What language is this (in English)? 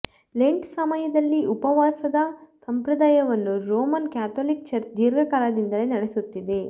Kannada